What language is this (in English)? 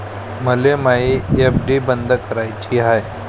Marathi